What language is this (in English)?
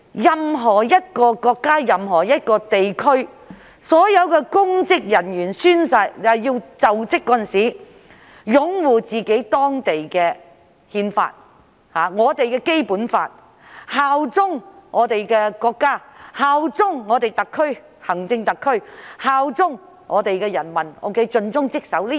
Cantonese